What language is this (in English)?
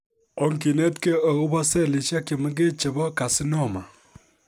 Kalenjin